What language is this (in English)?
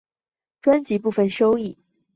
Chinese